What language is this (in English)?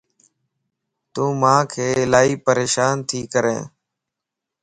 Lasi